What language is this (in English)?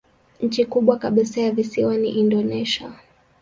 Swahili